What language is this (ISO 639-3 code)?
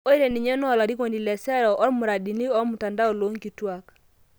mas